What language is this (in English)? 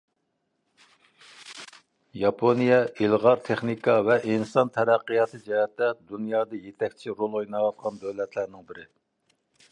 Uyghur